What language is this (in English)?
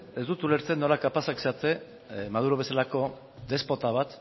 Basque